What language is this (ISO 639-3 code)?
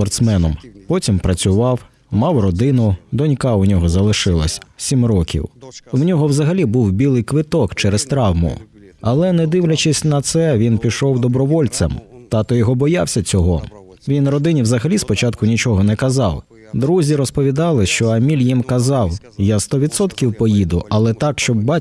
ukr